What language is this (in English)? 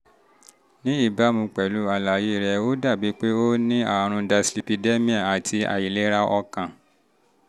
Yoruba